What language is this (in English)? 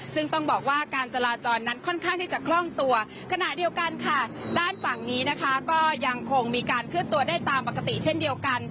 Thai